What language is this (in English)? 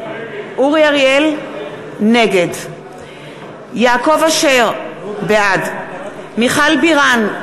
Hebrew